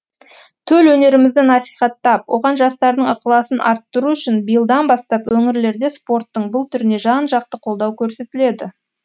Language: Kazakh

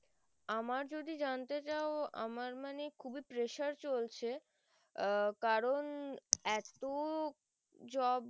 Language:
Bangla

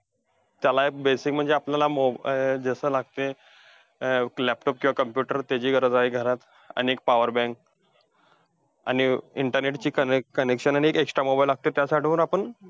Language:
Marathi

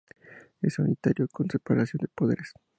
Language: Spanish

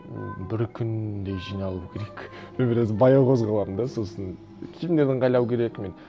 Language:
Kazakh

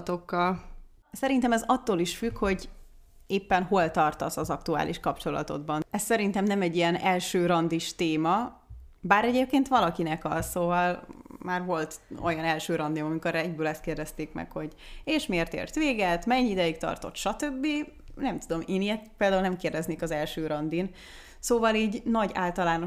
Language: Hungarian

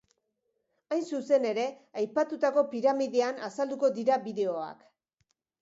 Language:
Basque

